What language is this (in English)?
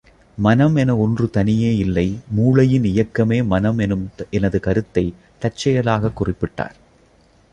Tamil